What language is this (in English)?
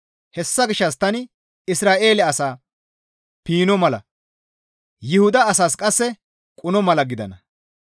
Gamo